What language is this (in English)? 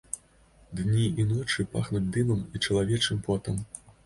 Belarusian